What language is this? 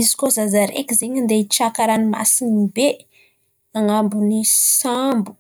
Antankarana Malagasy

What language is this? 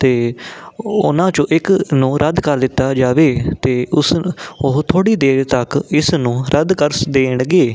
Punjabi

